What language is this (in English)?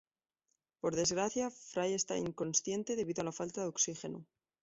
Spanish